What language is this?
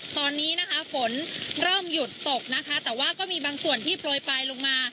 Thai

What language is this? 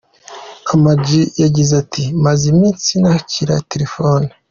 Kinyarwanda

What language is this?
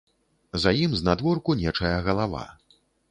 Belarusian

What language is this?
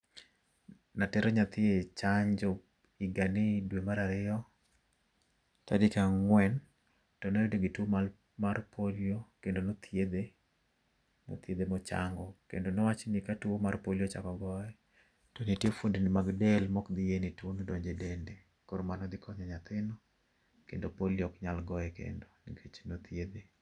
Luo (Kenya and Tanzania)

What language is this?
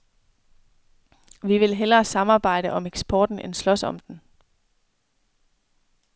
Danish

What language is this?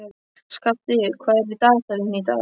Icelandic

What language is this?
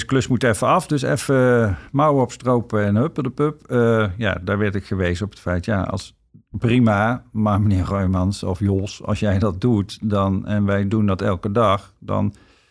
Dutch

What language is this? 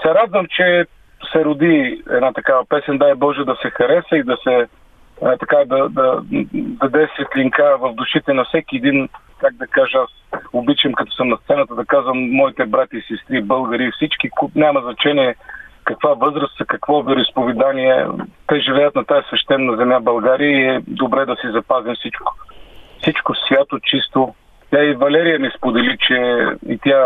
Bulgarian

